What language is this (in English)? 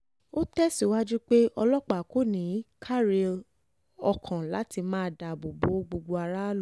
Yoruba